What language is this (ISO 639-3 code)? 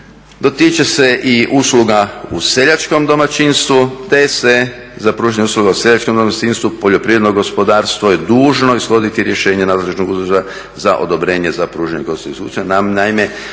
hrv